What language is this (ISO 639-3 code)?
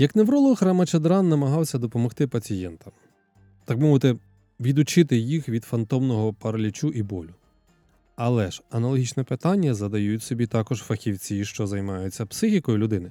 ukr